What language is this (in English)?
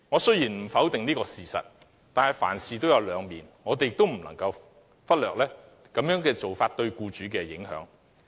Cantonese